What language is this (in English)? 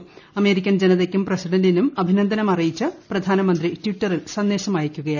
Malayalam